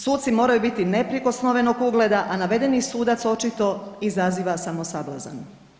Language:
Croatian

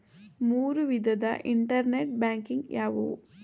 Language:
Kannada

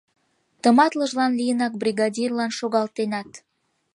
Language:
Mari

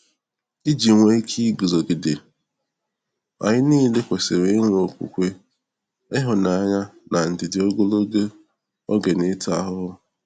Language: Igbo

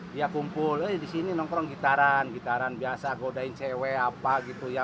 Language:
Indonesian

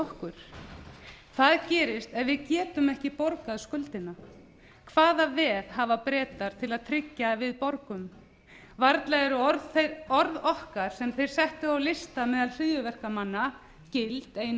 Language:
Icelandic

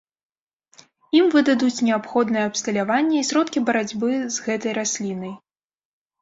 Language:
Belarusian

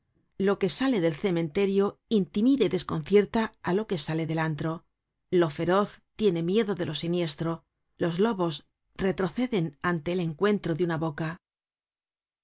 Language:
Spanish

